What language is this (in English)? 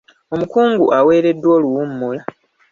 Ganda